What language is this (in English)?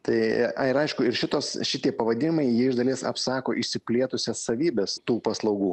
Lithuanian